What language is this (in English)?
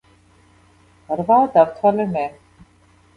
Georgian